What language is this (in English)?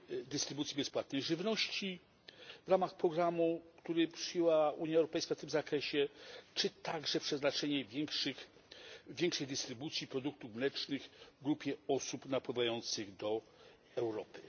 Polish